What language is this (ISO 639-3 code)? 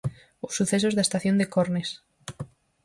glg